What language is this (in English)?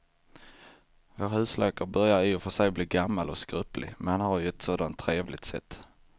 Swedish